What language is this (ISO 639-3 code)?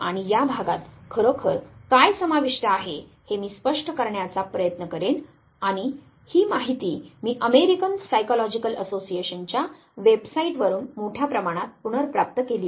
mar